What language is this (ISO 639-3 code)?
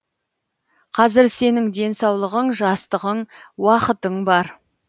kaz